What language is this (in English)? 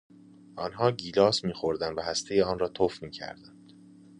Persian